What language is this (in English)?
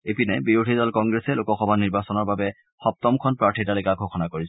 Assamese